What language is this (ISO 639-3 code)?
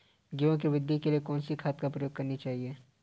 hin